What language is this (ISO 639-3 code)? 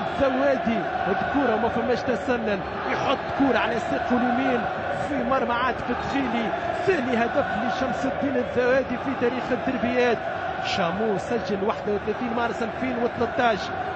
ara